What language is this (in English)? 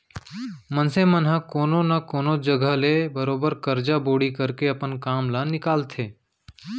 Chhattisgarhi